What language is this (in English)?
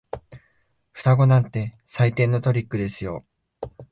Japanese